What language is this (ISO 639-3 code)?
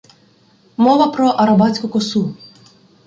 ukr